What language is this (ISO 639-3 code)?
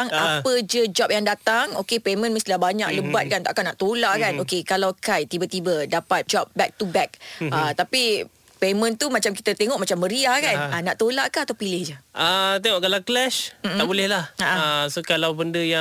msa